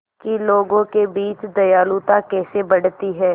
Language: Hindi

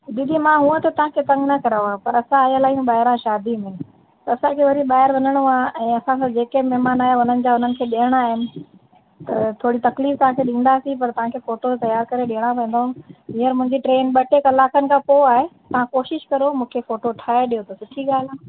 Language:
Sindhi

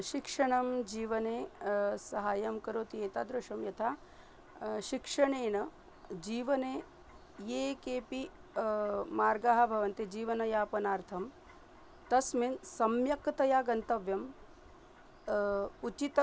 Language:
Sanskrit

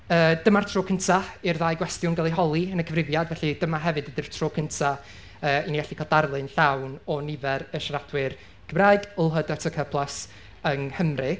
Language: Welsh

